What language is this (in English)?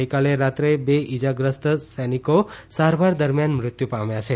Gujarati